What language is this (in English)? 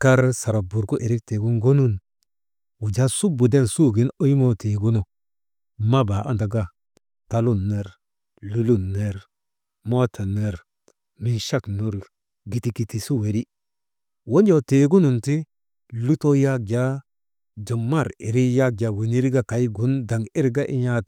Maba